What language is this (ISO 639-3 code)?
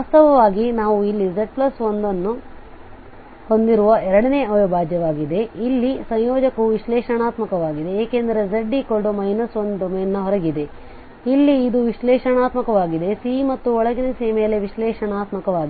kan